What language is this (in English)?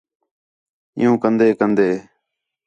Khetrani